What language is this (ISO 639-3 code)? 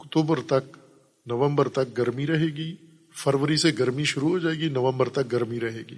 urd